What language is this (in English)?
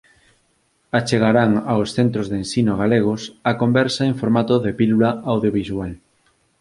Galician